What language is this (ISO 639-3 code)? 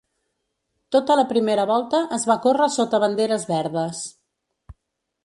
cat